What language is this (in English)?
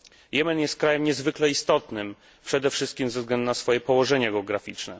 Polish